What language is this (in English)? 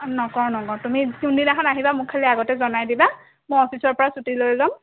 Assamese